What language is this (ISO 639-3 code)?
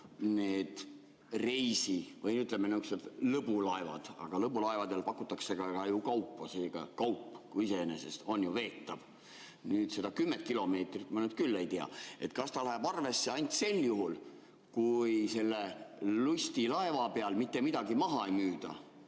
est